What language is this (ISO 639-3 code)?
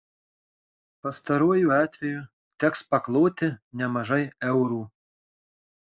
lit